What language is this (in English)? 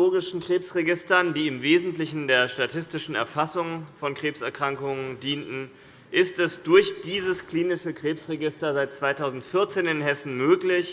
German